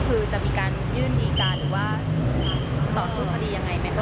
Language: Thai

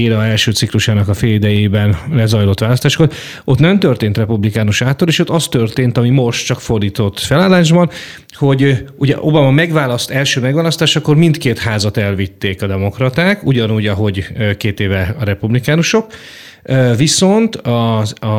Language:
Hungarian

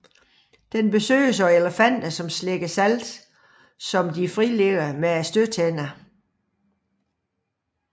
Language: Danish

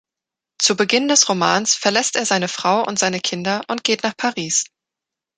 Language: German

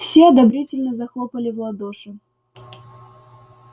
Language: Russian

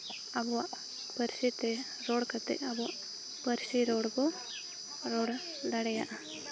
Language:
Santali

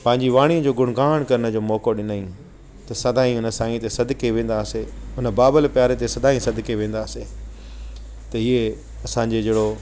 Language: Sindhi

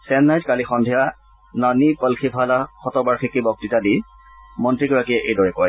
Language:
Assamese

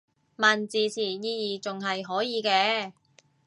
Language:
Cantonese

